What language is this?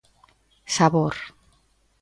Galician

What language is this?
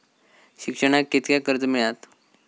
Marathi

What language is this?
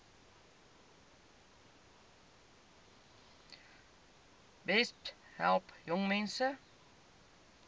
Afrikaans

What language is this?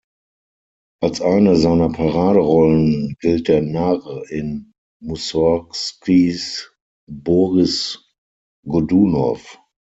German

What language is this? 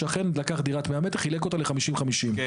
Hebrew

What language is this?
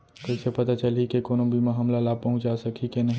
Chhattisgarhi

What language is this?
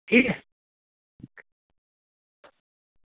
Dogri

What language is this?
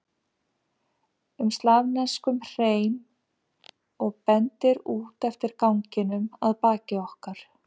Icelandic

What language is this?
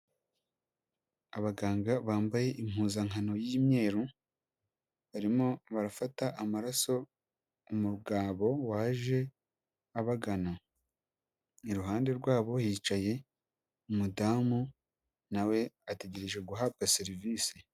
Kinyarwanda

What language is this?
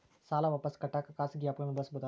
Kannada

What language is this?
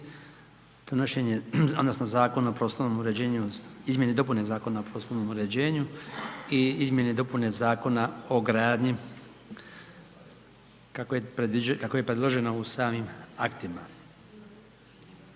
Croatian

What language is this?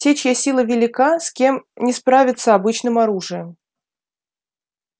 Russian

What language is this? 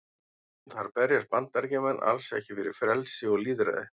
Icelandic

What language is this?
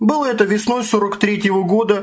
Russian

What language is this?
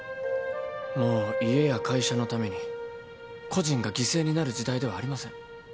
Japanese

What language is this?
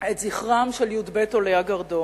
Hebrew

